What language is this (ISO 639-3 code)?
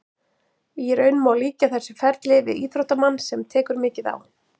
isl